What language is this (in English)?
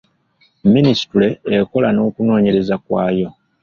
Ganda